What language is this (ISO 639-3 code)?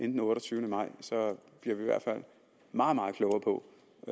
dan